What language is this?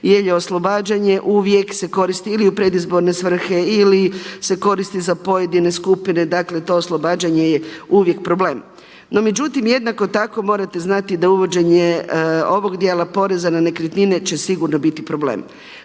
Croatian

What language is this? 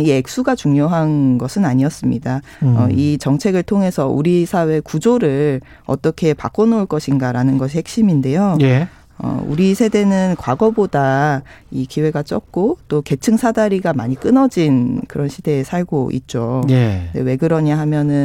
Korean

